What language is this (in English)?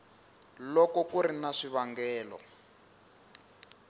Tsonga